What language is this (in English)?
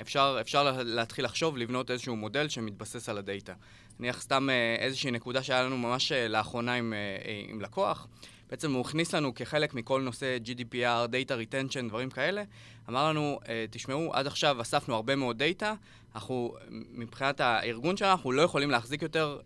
Hebrew